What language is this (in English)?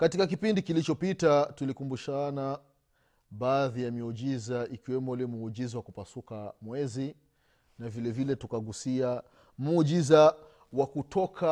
Swahili